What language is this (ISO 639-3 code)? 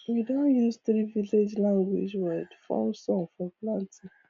pcm